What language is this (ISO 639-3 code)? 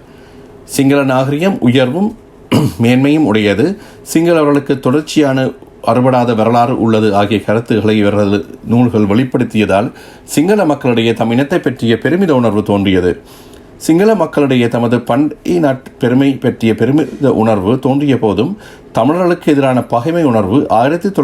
tam